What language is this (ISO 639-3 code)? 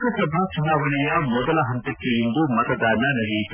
kan